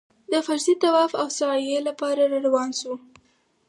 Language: Pashto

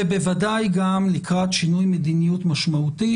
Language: Hebrew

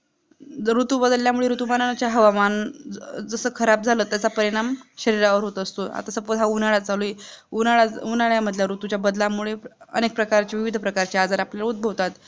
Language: Marathi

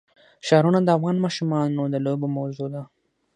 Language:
Pashto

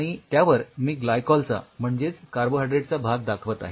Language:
Marathi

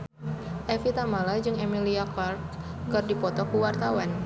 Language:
Sundanese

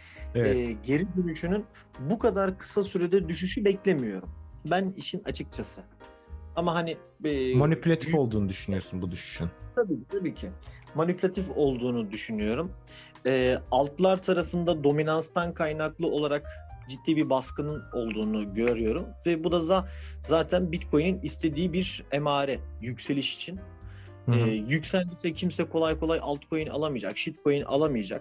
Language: Turkish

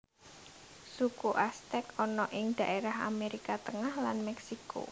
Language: Javanese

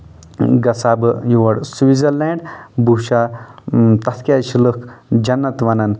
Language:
Kashmiri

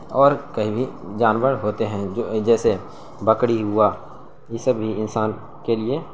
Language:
Urdu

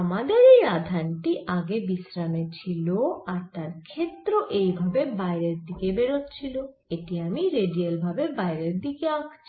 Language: Bangla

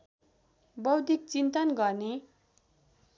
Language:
Nepali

